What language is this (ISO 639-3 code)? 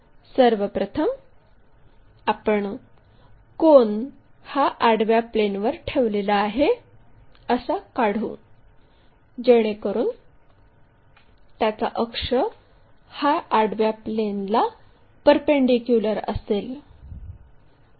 mar